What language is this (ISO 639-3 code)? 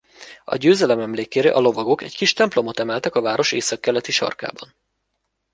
hun